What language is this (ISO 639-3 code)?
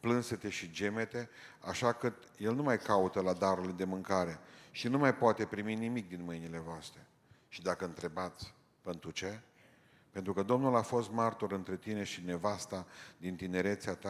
ron